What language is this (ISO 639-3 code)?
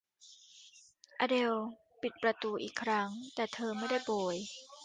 tha